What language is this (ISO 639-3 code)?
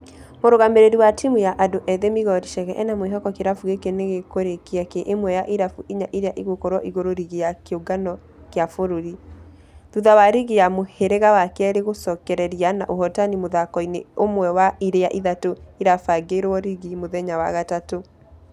kik